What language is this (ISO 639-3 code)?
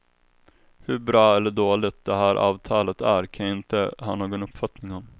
swe